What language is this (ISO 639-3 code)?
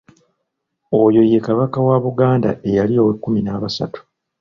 lug